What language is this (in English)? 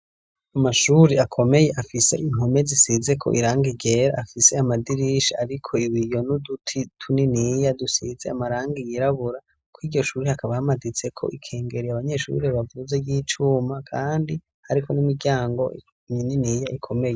Rundi